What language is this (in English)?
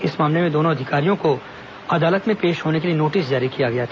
Hindi